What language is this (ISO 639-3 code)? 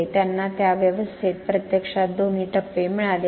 mar